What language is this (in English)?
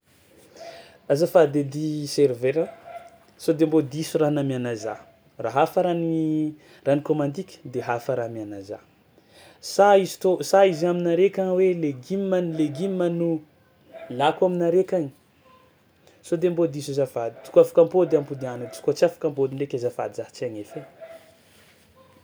Tsimihety Malagasy